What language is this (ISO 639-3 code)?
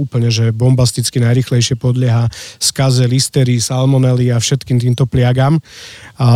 slk